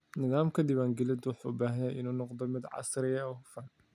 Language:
Somali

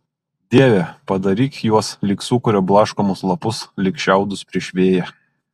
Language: Lithuanian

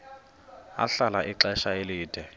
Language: Xhosa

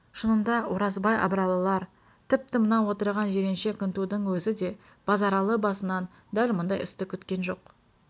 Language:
Kazakh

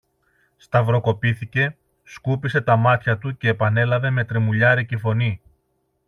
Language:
Greek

